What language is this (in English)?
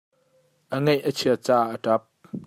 Hakha Chin